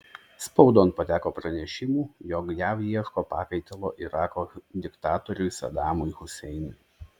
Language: Lithuanian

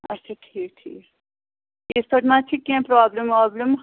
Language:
Kashmiri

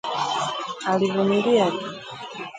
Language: Swahili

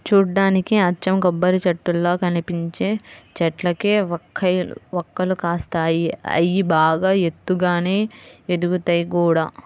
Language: Telugu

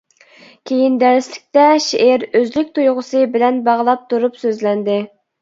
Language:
Uyghur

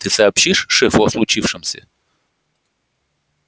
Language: Russian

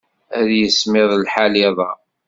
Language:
Kabyle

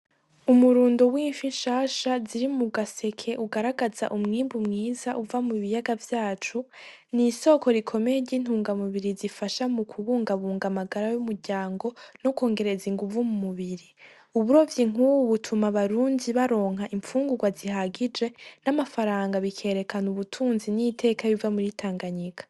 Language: Rundi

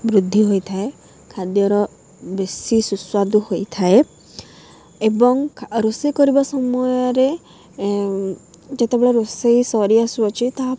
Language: Odia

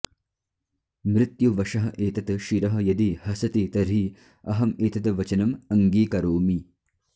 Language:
Sanskrit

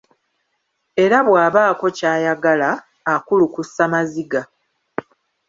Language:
Ganda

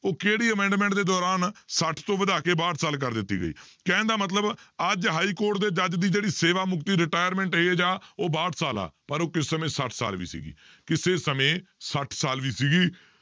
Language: Punjabi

